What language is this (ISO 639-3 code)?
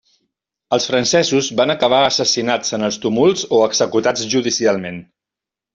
cat